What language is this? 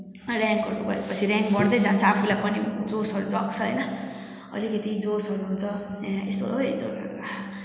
Nepali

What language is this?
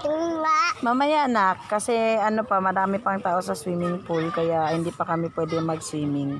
Filipino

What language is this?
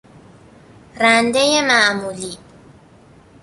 Persian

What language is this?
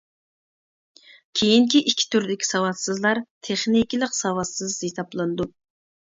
Uyghur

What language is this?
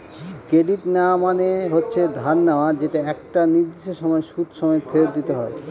Bangla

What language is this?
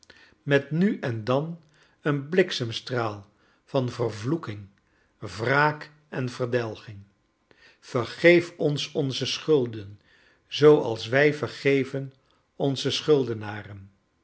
Dutch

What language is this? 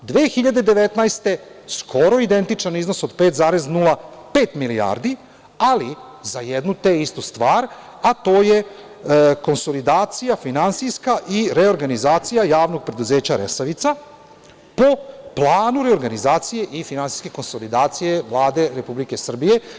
Serbian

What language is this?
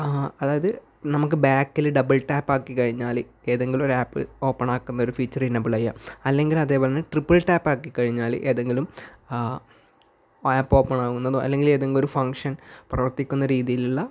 Malayalam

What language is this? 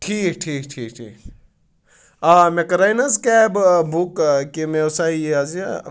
Kashmiri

